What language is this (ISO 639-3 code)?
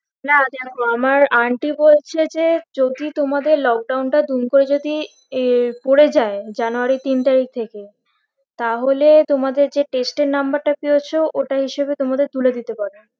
ben